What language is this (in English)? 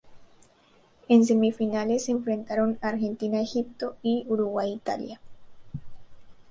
Spanish